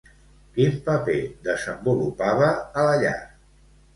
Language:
Catalan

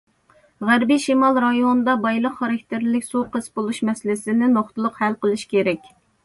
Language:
Uyghur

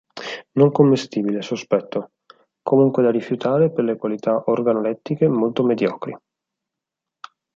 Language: Italian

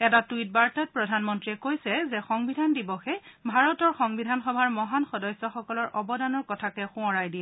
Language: Assamese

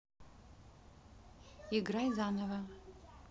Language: Russian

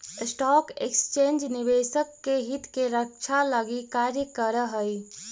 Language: Magahi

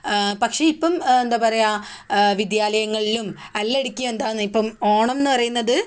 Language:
Malayalam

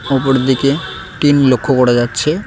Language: Bangla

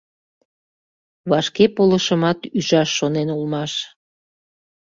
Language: Mari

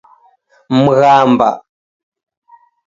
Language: Taita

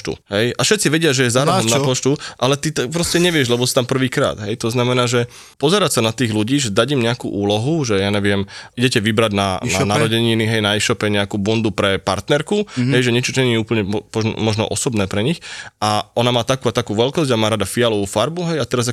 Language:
Slovak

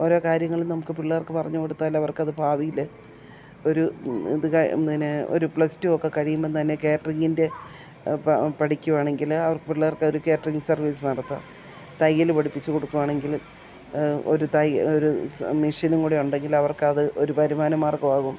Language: Malayalam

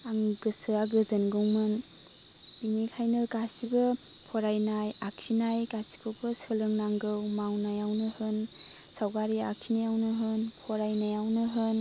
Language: Bodo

